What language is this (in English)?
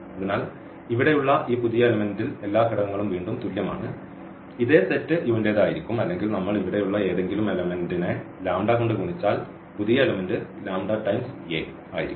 Malayalam